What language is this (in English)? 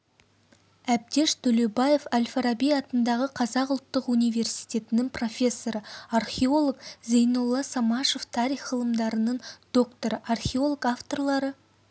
Kazakh